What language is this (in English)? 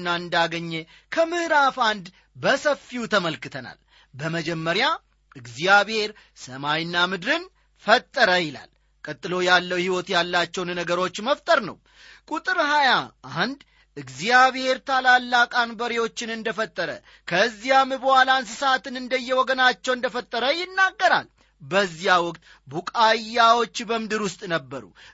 Amharic